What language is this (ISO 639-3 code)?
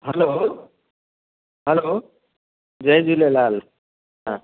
snd